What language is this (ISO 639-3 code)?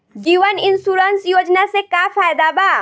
bho